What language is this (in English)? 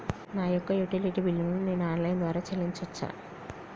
Telugu